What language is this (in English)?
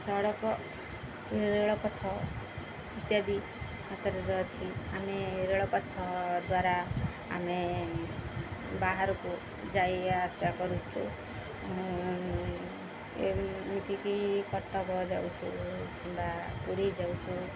Odia